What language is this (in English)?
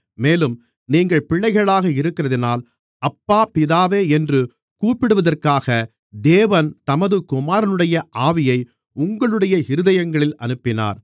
Tamil